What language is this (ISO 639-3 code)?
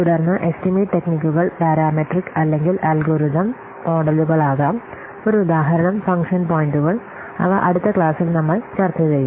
mal